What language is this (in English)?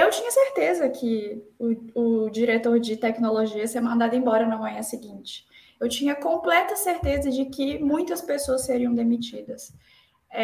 Portuguese